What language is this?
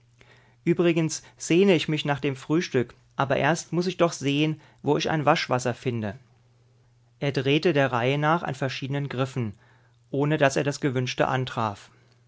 German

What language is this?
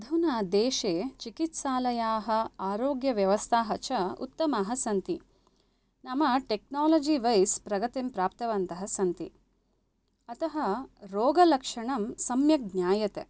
Sanskrit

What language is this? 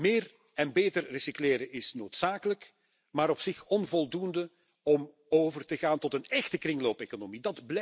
Dutch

